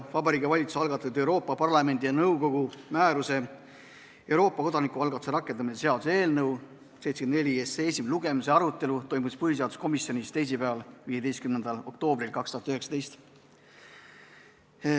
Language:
Estonian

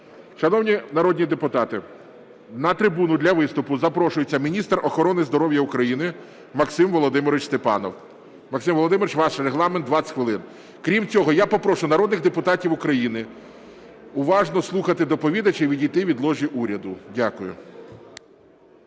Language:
Ukrainian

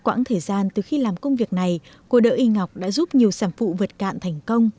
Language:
Vietnamese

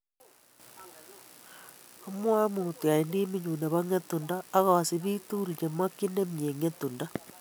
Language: Kalenjin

